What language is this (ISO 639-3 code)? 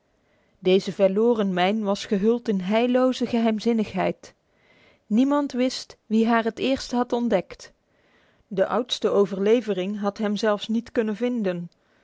nld